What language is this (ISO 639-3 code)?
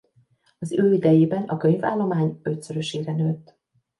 hun